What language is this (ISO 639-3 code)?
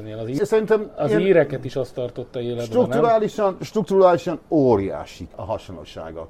hun